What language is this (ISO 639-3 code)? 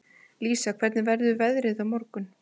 isl